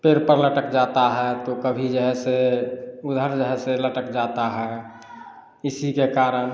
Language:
Hindi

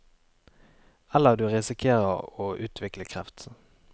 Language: Norwegian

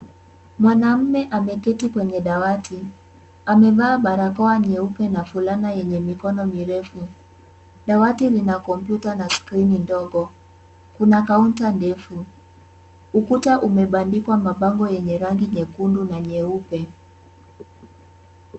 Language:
Swahili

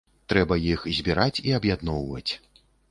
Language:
Belarusian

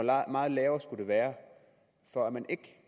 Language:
Danish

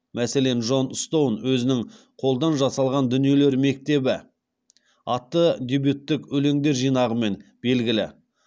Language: Kazakh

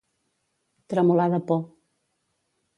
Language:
Catalan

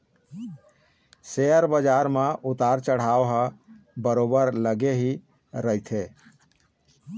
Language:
Chhattisgarhi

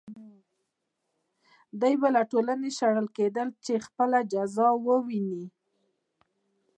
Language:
Pashto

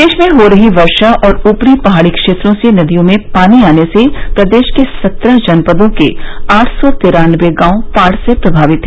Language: Hindi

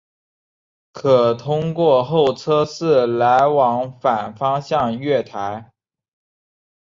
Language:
Chinese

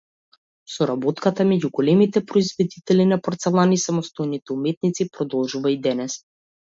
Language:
Macedonian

